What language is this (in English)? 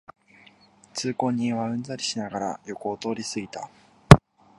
Japanese